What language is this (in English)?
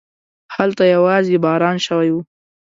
Pashto